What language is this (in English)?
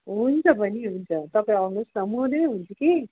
Nepali